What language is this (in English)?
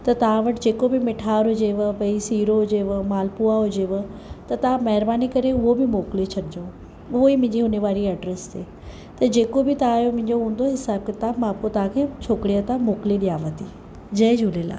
Sindhi